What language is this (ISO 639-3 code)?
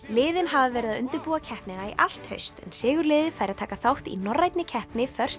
isl